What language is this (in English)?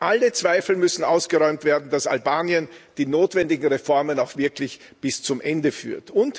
German